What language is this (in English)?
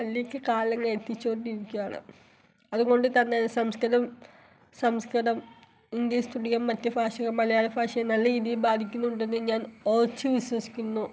Malayalam